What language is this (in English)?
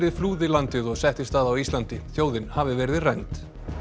Icelandic